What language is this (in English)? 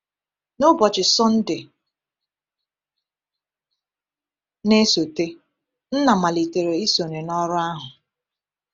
Igbo